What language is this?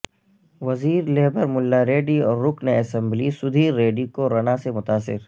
Urdu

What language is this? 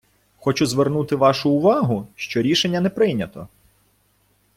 Ukrainian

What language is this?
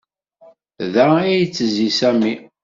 Kabyle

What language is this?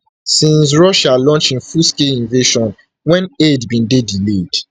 Nigerian Pidgin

